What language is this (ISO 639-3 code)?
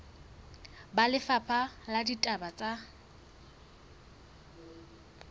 sot